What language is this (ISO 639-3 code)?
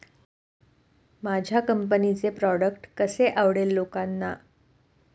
mar